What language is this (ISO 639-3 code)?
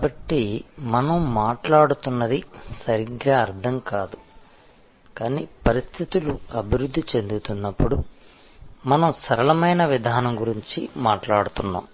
tel